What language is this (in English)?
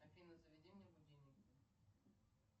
Russian